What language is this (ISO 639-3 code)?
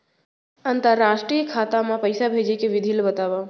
hne